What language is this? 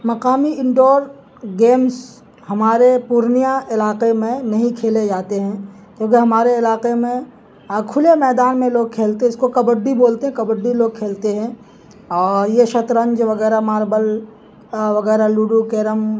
Urdu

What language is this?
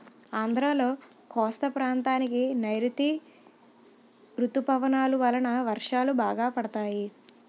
Telugu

